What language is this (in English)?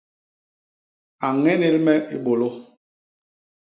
Basaa